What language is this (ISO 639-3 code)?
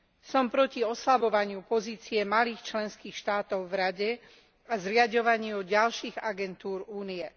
slk